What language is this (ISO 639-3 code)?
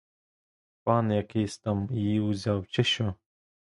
ukr